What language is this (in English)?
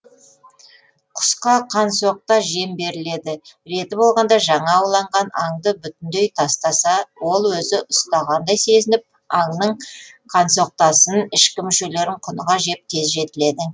Kazakh